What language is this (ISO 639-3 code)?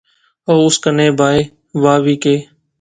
phr